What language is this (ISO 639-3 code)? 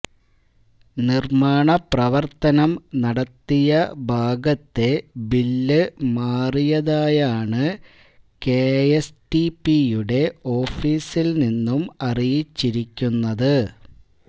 mal